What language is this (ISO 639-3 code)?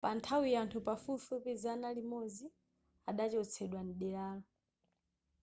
nya